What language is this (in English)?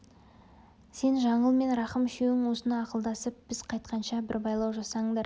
Kazakh